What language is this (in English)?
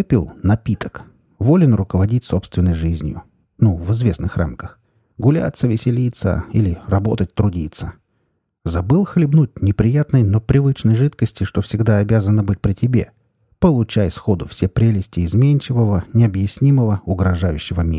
Russian